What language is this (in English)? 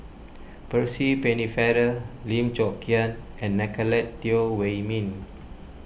English